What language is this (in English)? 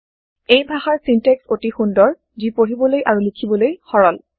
Assamese